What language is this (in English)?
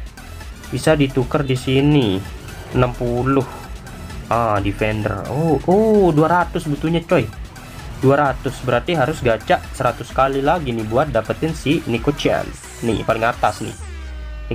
Indonesian